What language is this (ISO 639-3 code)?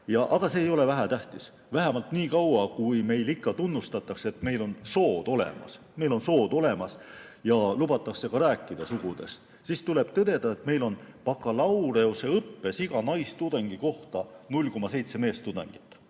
est